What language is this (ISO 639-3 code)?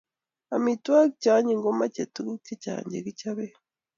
kln